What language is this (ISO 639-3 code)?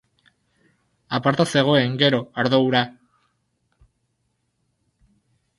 eus